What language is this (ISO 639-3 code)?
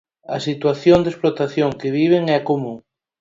glg